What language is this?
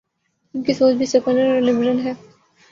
Urdu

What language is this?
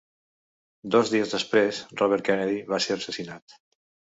Catalan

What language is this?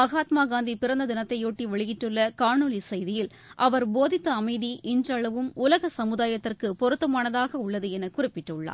Tamil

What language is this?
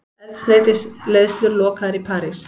Icelandic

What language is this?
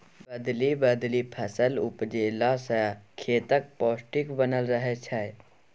Maithili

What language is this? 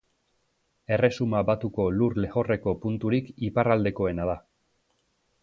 Basque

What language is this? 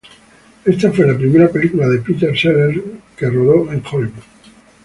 Spanish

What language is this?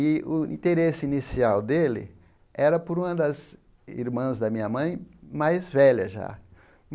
Portuguese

